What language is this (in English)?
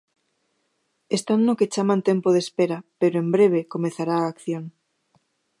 Galician